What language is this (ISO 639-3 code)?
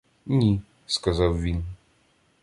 ukr